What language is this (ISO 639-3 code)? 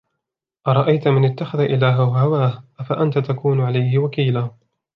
ara